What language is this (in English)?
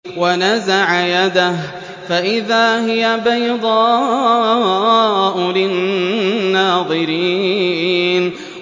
Arabic